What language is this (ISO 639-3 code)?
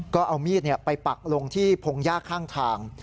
tha